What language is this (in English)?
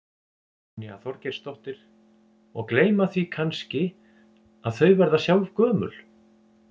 Icelandic